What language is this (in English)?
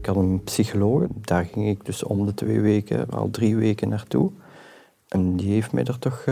Dutch